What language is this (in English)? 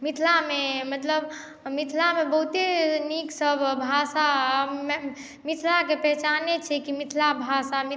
Maithili